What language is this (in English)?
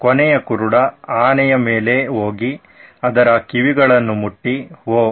Kannada